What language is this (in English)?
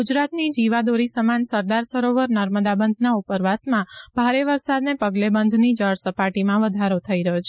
Gujarati